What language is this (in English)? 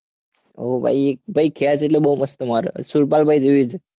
Gujarati